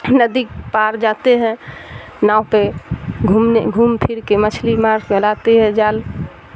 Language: Urdu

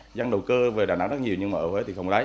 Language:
Vietnamese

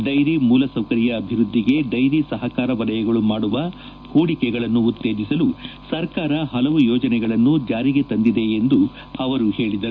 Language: Kannada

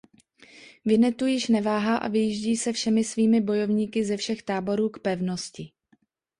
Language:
Czech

